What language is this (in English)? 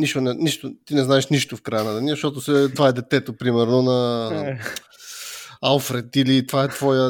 Bulgarian